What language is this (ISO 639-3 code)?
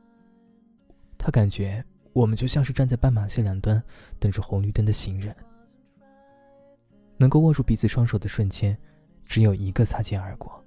zho